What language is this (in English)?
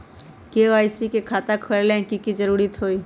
Magahi